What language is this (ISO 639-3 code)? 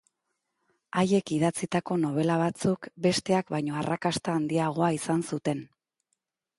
eus